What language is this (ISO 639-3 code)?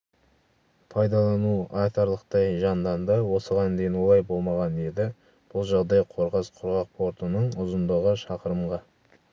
kaz